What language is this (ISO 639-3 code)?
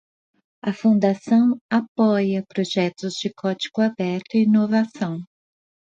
por